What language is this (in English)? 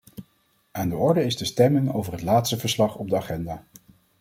Dutch